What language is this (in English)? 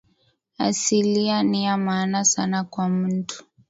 Swahili